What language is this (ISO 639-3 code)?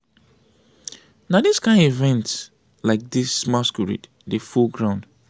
pcm